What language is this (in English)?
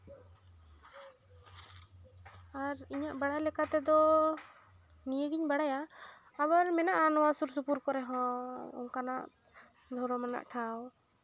Santali